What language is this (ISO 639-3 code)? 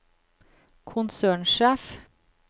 nor